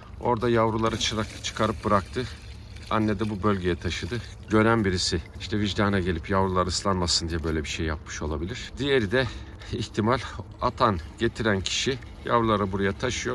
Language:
Turkish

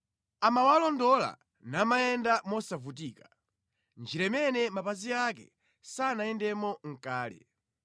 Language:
Nyanja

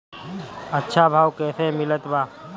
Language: Bhojpuri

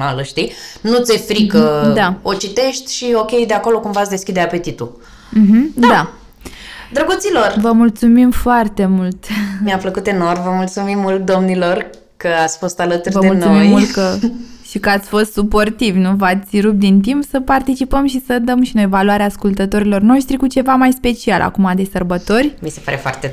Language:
Romanian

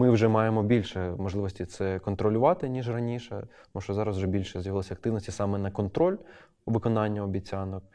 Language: Ukrainian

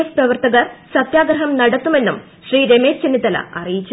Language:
Malayalam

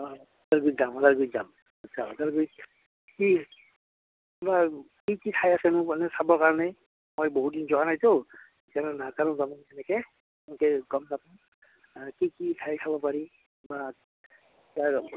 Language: Assamese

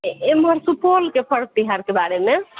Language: Maithili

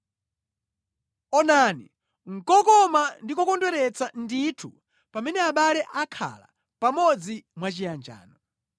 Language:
Nyanja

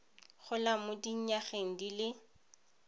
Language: Tswana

